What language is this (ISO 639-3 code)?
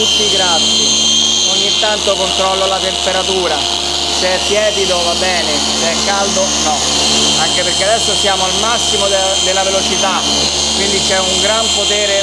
ita